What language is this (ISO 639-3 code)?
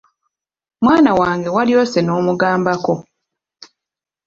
lug